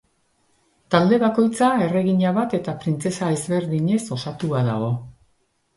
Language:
Basque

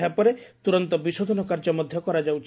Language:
Odia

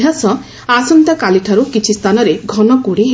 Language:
Odia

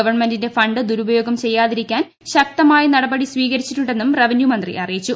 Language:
Malayalam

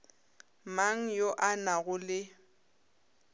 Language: Northern Sotho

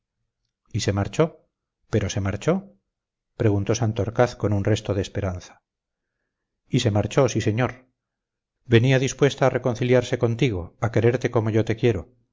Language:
Spanish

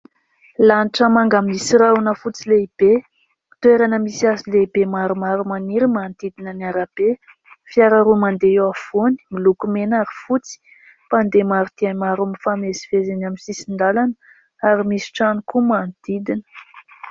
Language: Malagasy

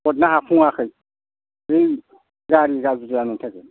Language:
Bodo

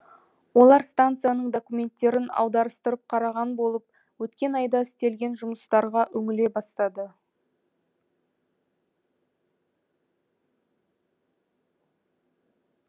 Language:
Kazakh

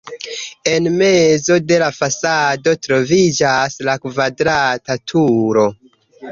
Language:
Esperanto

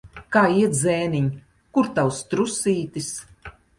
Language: Latvian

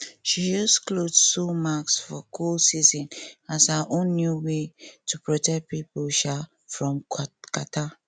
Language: Nigerian Pidgin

